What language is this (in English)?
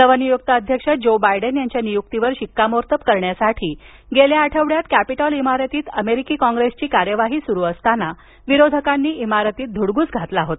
Marathi